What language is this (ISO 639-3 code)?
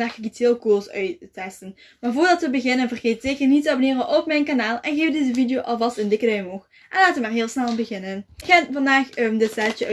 nld